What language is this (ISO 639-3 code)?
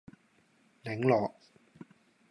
yue